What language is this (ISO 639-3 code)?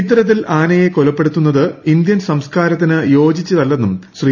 mal